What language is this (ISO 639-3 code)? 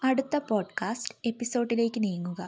mal